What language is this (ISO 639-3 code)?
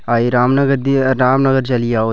doi